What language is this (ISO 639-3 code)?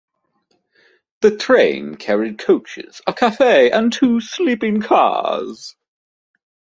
eng